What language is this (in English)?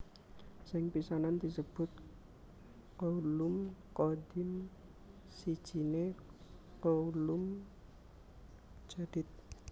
Javanese